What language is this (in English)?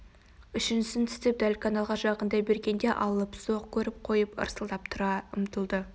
Kazakh